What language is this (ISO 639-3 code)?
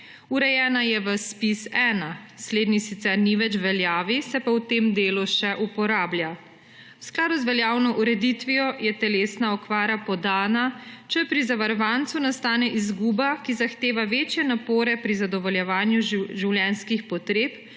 slv